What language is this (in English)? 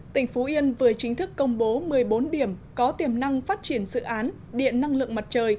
Vietnamese